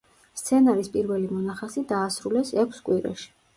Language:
Georgian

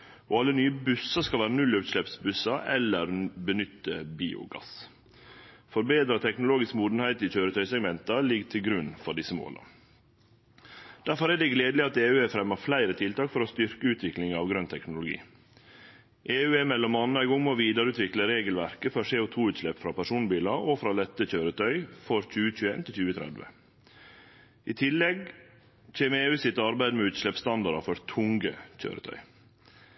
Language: Norwegian Nynorsk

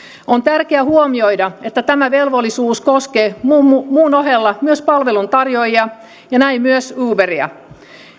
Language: Finnish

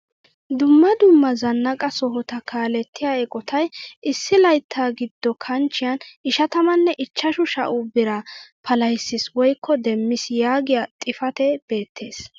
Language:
Wolaytta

